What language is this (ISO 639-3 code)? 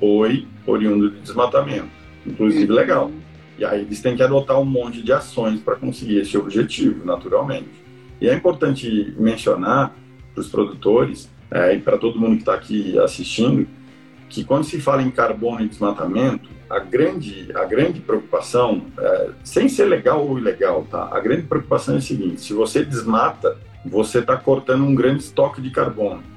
por